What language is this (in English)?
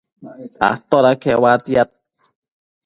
Matsés